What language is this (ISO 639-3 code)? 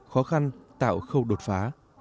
vie